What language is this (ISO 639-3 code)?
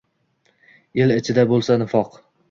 uzb